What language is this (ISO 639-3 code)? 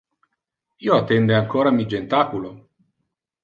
ina